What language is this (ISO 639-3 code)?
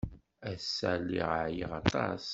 kab